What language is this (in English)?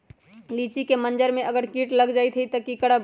Magahi